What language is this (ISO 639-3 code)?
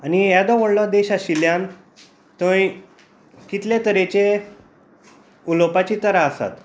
kok